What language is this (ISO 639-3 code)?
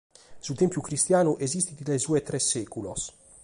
srd